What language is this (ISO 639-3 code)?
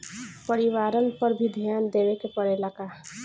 bho